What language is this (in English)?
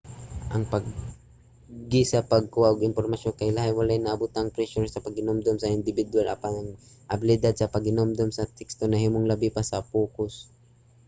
Cebuano